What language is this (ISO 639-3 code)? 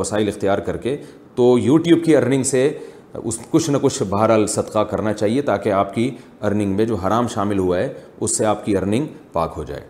urd